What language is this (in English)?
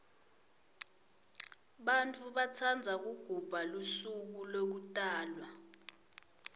Swati